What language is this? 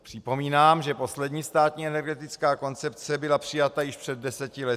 Czech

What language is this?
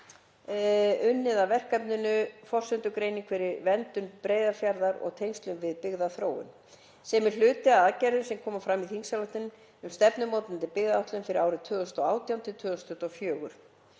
Icelandic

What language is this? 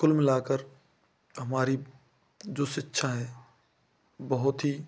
Hindi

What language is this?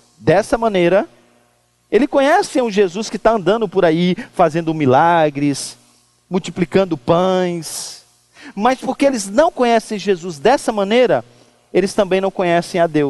Portuguese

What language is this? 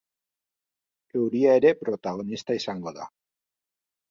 Basque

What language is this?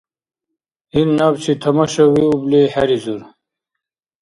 Dargwa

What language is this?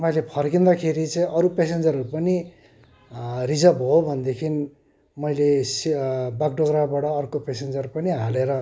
Nepali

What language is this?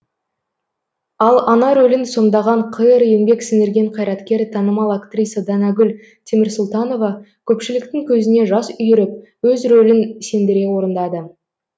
Kazakh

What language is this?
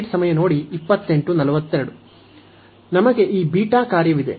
Kannada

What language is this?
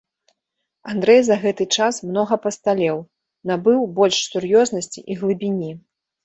Belarusian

